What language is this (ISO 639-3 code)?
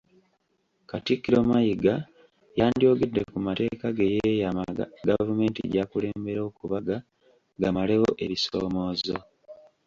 lug